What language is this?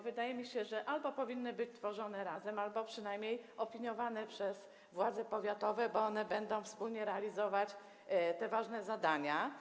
Polish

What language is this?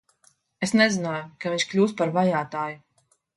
Latvian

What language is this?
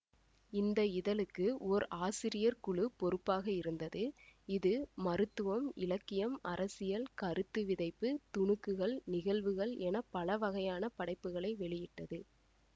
Tamil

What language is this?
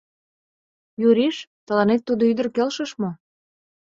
Mari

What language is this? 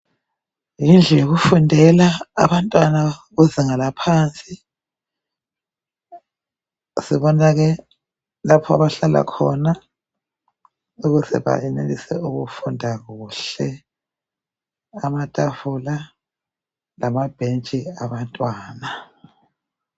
North Ndebele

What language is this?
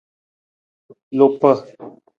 Nawdm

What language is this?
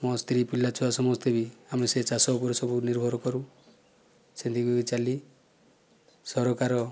Odia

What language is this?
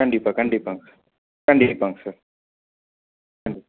Tamil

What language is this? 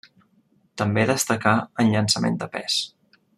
Catalan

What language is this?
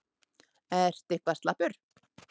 Icelandic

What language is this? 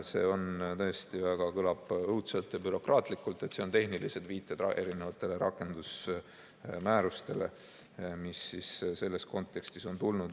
Estonian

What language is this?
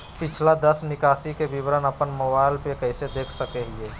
Magahi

